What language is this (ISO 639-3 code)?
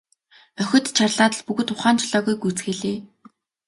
mon